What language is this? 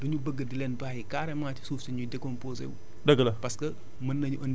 Wolof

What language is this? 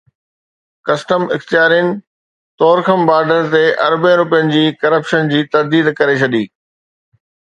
Sindhi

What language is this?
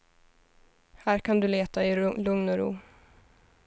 Swedish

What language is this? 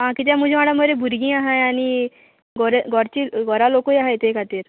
Konkani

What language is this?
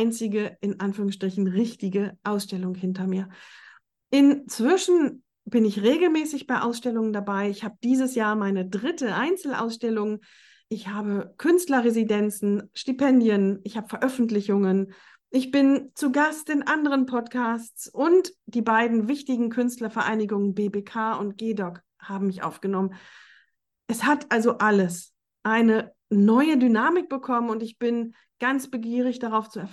German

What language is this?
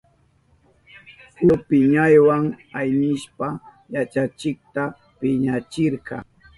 Southern Pastaza Quechua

